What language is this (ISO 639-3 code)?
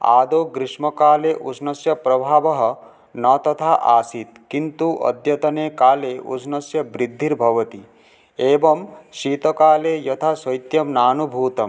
san